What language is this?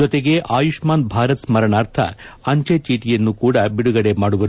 Kannada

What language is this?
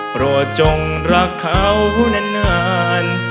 Thai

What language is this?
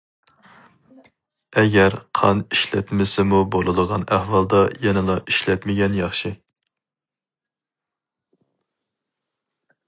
Uyghur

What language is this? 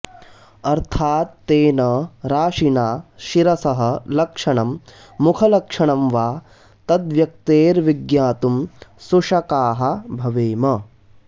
Sanskrit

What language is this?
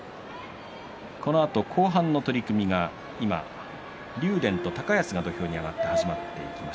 Japanese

